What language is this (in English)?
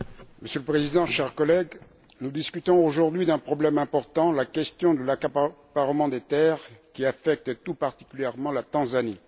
French